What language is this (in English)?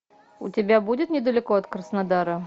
Russian